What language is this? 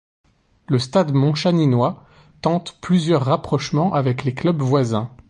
French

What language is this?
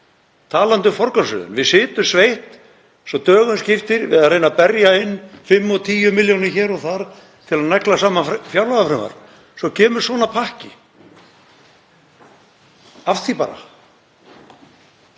Icelandic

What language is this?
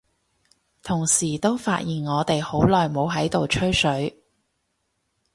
Cantonese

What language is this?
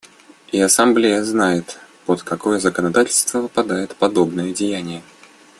Russian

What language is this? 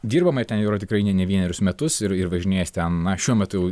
Lithuanian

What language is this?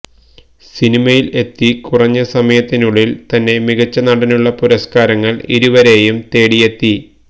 Malayalam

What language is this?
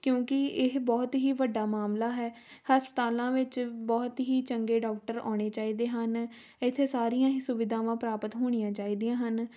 Punjabi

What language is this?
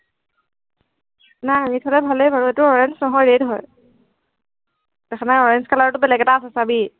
Assamese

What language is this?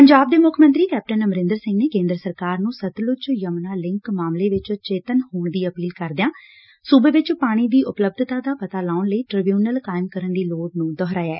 Punjabi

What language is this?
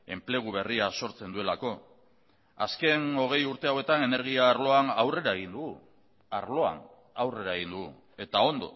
Basque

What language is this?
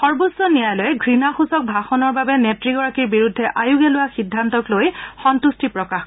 Assamese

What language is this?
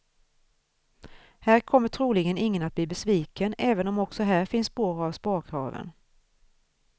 Swedish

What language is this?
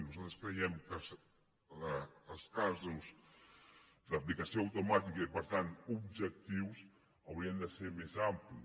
Catalan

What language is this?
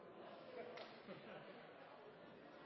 Norwegian Nynorsk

